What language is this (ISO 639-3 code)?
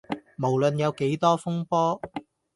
yue